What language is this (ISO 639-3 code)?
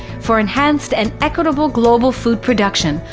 eng